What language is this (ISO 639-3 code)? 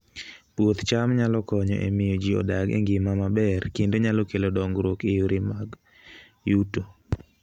luo